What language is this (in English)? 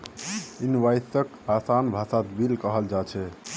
Magahi